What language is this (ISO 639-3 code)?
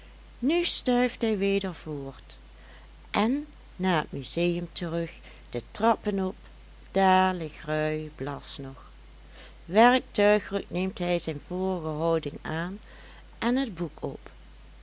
nld